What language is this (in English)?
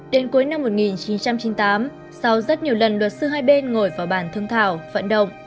Vietnamese